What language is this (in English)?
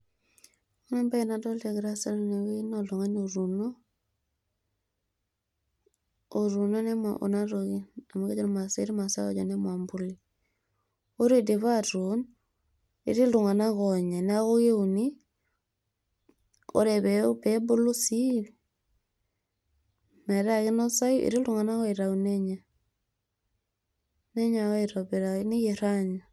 Masai